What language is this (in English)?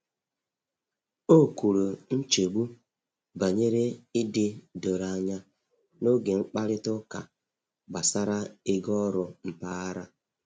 Igbo